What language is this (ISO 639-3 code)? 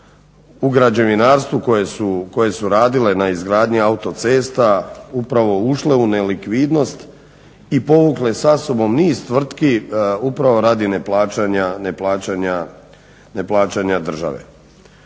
hrv